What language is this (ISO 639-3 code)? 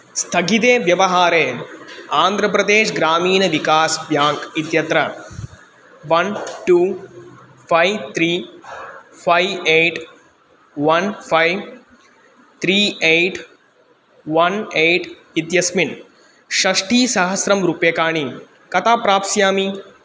san